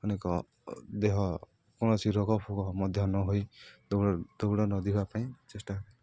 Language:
Odia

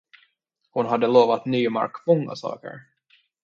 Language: Swedish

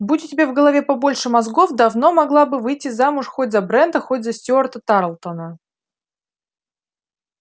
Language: Russian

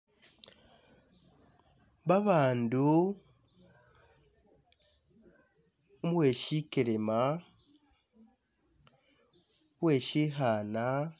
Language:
Masaaba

